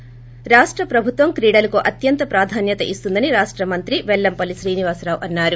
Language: Telugu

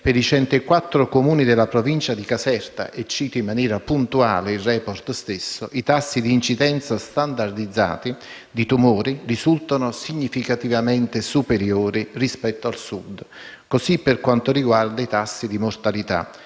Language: Italian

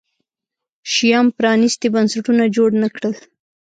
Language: Pashto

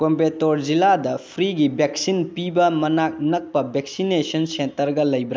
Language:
Manipuri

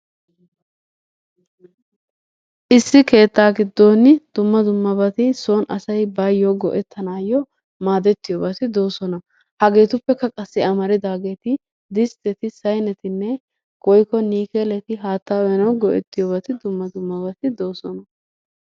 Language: Wolaytta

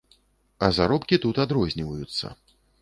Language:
Belarusian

